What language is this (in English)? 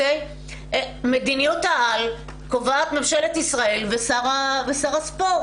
Hebrew